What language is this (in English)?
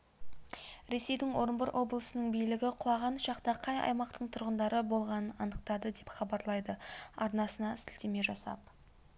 Kazakh